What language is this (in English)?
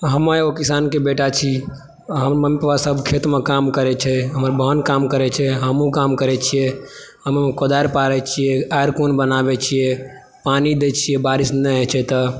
Maithili